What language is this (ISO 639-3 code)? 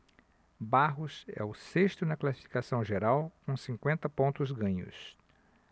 por